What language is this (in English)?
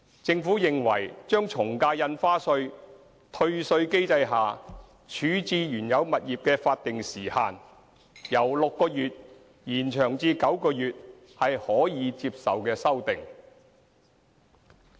Cantonese